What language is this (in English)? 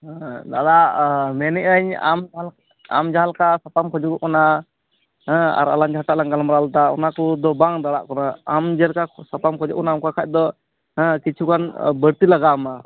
Santali